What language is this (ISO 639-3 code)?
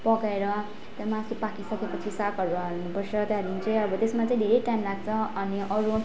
nep